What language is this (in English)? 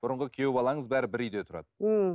Kazakh